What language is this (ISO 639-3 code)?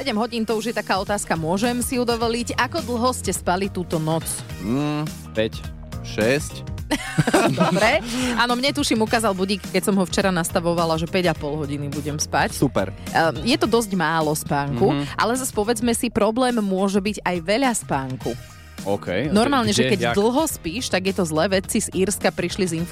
slk